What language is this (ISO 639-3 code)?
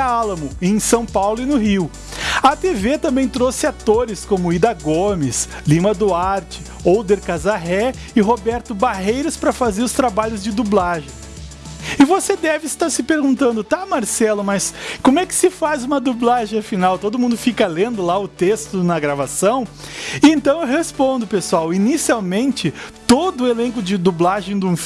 por